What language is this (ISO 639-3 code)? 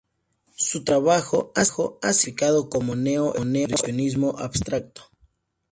spa